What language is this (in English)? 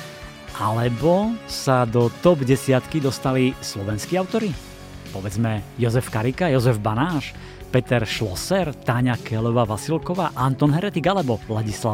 Slovak